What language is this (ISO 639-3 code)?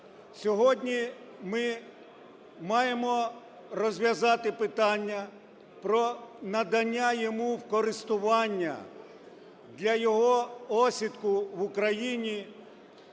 ukr